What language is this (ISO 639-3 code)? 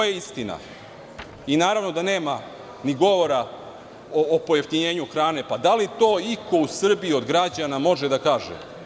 srp